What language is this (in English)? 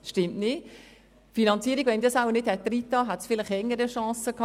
Swiss German